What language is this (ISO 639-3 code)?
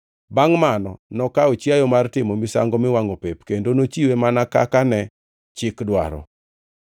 luo